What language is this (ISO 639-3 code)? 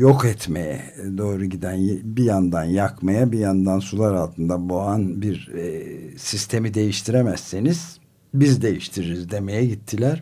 tur